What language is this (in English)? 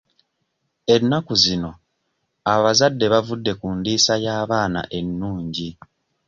Ganda